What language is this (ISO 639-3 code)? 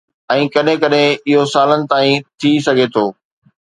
snd